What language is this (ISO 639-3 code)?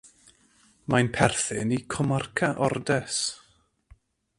cym